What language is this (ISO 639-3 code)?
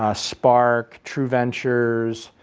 eng